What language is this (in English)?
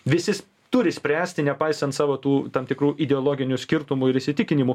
Lithuanian